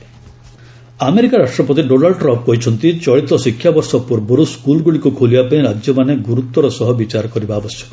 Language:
Odia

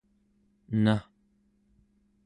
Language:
Central Yupik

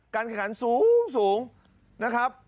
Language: Thai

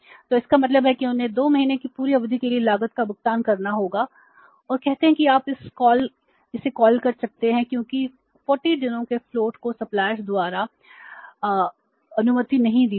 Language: Hindi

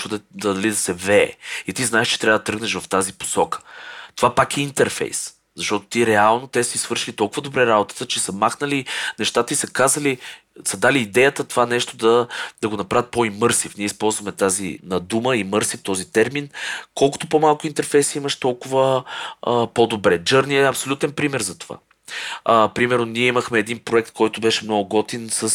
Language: Bulgarian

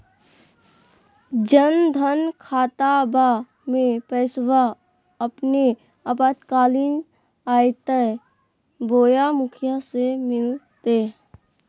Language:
Magahi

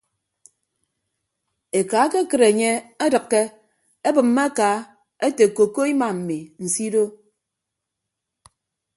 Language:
Ibibio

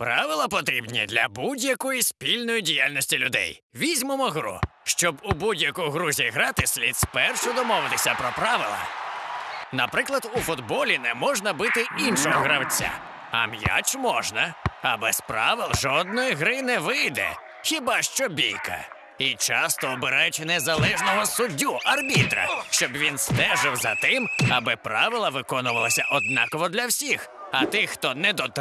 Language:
Ukrainian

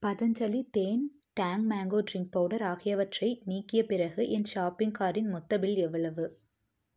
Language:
Tamil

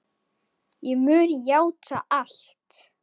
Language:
Icelandic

